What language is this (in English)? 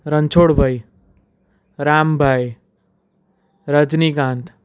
Gujarati